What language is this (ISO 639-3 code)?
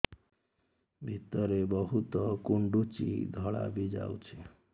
ori